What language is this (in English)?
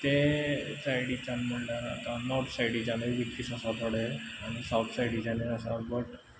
Konkani